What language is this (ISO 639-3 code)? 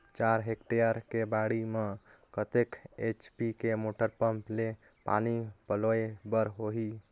hne